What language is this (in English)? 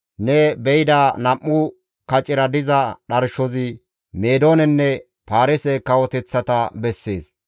Gamo